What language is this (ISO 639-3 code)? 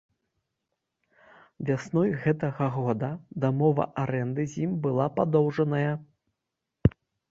bel